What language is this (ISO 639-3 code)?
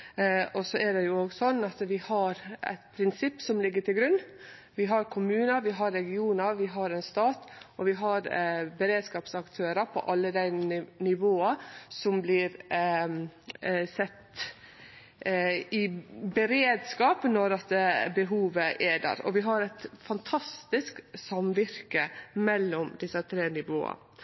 nno